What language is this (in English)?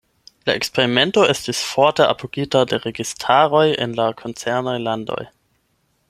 Esperanto